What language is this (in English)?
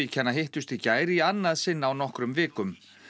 Icelandic